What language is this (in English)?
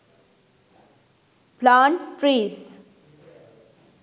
Sinhala